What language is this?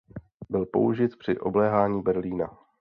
Czech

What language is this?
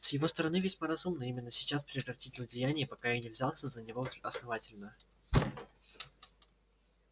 Russian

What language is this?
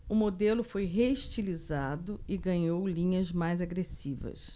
Portuguese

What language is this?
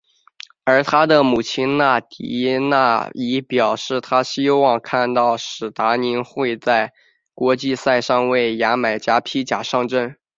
Chinese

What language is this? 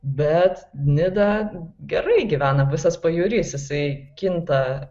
Lithuanian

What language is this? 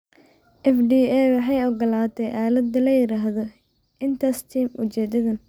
Somali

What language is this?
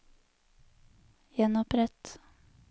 Norwegian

